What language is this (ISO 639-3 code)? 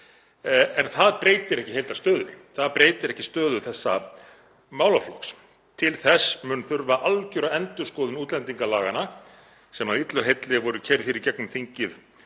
isl